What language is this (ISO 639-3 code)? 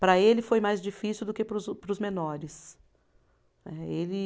por